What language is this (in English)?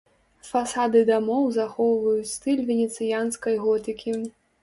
Belarusian